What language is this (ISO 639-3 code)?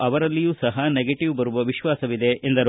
kan